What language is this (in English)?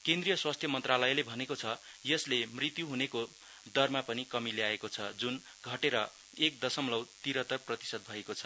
Nepali